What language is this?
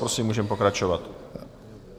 Czech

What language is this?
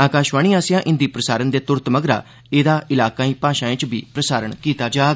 Dogri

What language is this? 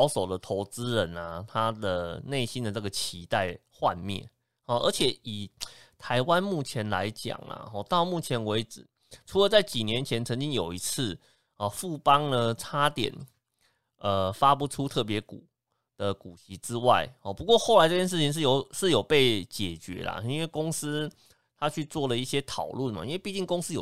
Chinese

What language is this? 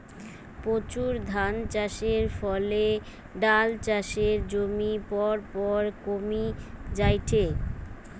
Bangla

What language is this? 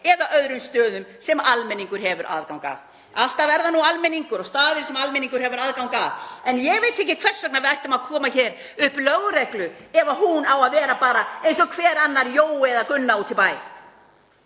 Icelandic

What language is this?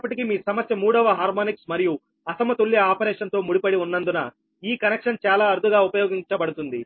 Telugu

